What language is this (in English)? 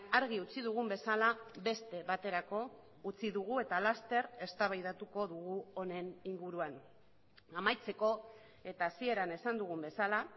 Basque